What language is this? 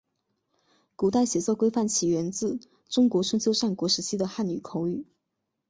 Chinese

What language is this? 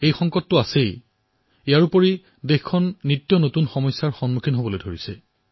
Assamese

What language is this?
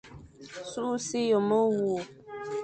Fang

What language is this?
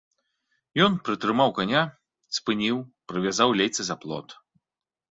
Belarusian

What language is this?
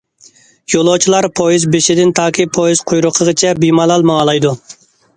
Uyghur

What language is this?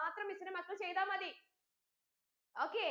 Malayalam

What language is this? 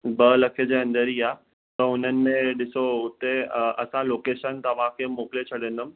Sindhi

